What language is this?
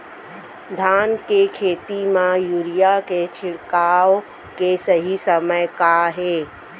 Chhattisgarhi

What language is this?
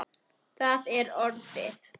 Icelandic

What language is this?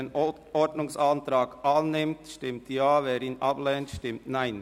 Swiss German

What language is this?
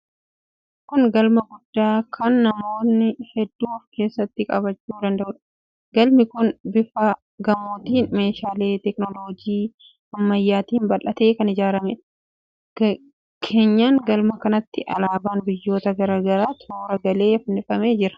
Oromo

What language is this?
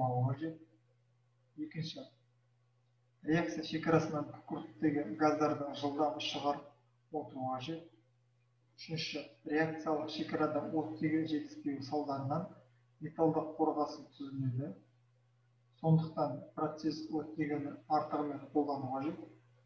Turkish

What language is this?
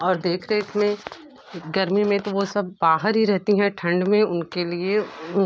Hindi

